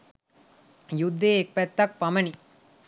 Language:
Sinhala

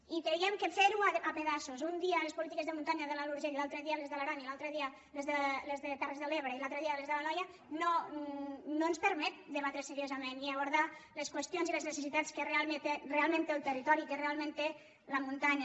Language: Catalan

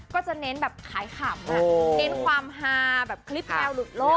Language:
Thai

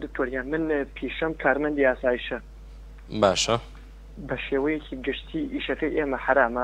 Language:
Arabic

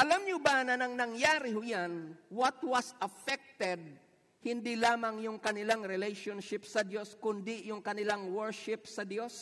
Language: Filipino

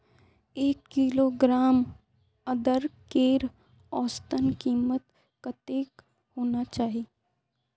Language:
Magahi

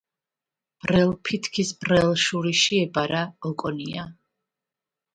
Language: Georgian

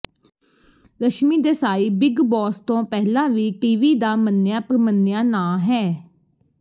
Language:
Punjabi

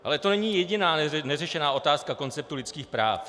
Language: Czech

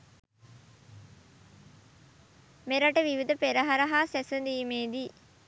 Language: Sinhala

